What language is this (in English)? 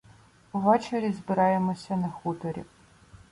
Ukrainian